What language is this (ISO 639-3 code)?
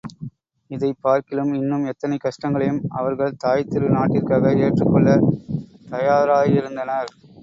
tam